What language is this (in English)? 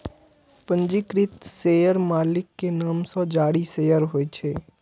Maithili